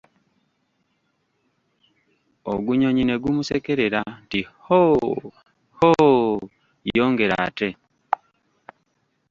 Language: Ganda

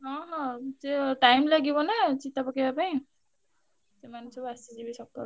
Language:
Odia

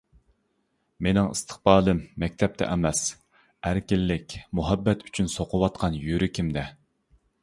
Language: Uyghur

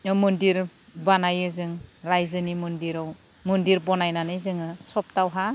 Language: Bodo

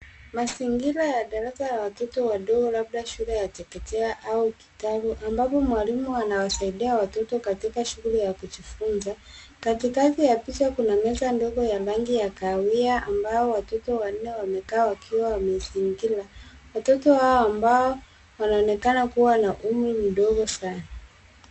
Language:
Swahili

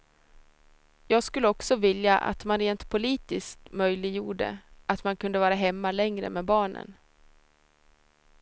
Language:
Swedish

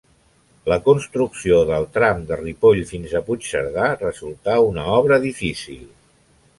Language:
Catalan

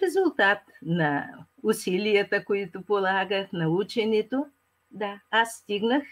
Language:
Bulgarian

